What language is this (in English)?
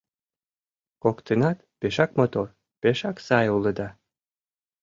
Mari